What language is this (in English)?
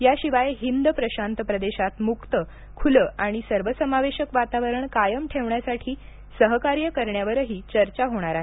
Marathi